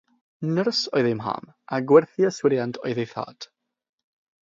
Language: Welsh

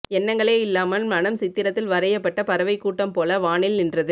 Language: Tamil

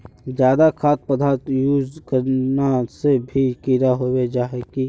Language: Magahi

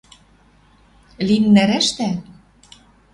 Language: Western Mari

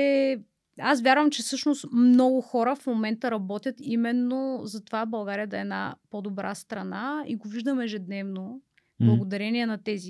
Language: Bulgarian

